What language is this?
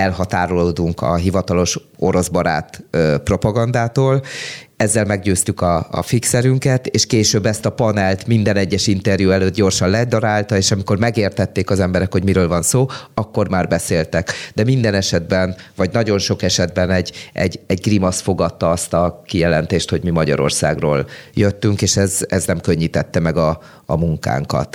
Hungarian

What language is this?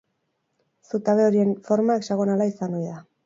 Basque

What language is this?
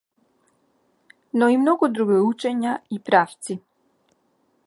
Macedonian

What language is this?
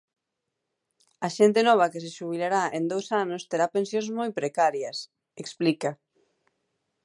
Galician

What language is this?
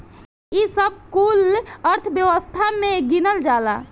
Bhojpuri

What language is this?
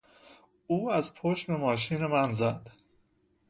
Persian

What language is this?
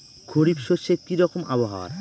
Bangla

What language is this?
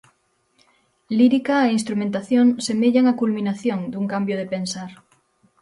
Galician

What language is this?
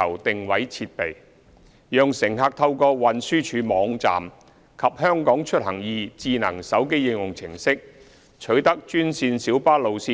Cantonese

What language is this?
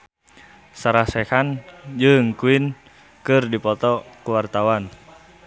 Sundanese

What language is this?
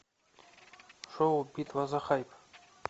Russian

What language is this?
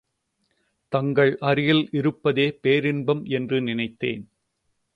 Tamil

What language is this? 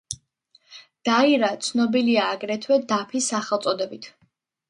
Georgian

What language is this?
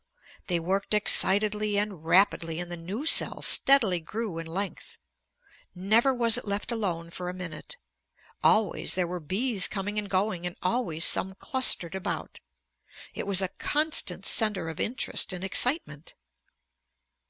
English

